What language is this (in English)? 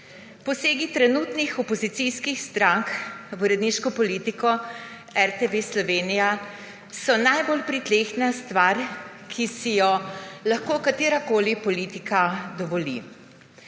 Slovenian